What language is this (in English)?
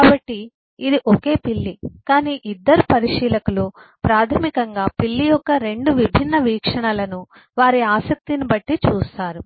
Telugu